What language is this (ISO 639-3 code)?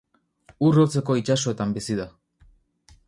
eus